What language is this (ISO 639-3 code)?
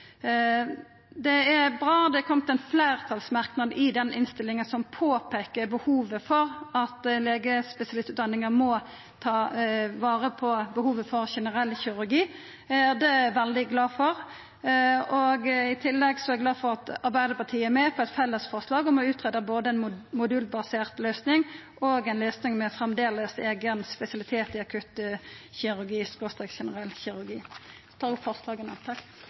nno